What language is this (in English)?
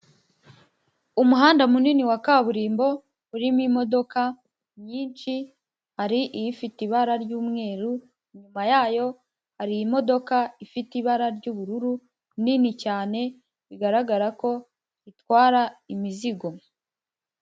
Kinyarwanda